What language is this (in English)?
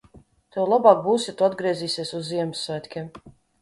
Latvian